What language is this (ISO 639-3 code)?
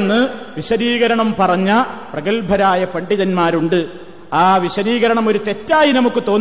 mal